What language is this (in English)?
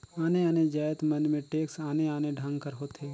Chhattisgarhi